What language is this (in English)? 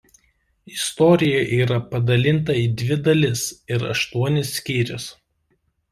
Lithuanian